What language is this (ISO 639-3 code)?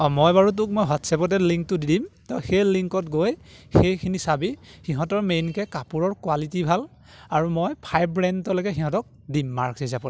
asm